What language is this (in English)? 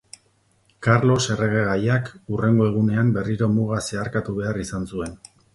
Basque